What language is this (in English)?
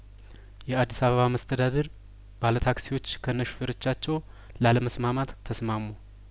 Amharic